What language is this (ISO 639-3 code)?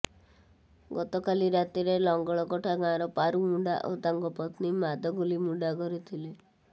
ori